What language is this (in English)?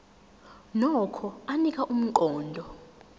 Zulu